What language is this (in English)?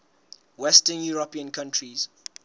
Southern Sotho